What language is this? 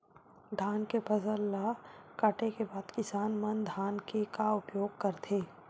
Chhattisgarhi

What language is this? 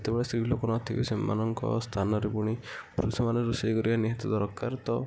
Odia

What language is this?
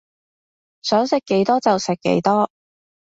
Cantonese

